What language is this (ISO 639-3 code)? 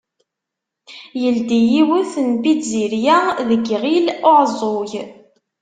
kab